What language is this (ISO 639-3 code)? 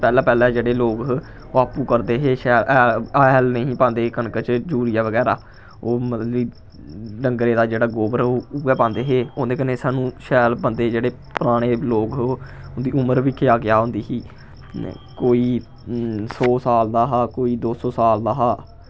doi